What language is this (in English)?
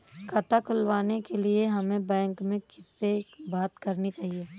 Hindi